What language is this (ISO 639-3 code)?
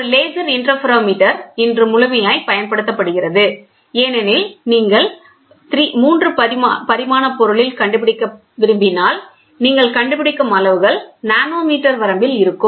tam